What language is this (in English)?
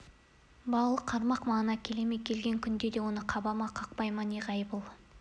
Kazakh